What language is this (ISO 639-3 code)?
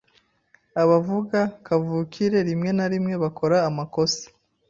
kin